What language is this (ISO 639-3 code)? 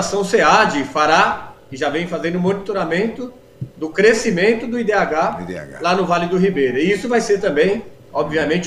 por